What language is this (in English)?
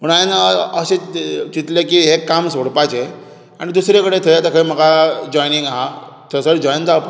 Konkani